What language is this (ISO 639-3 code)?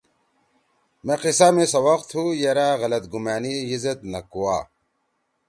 trw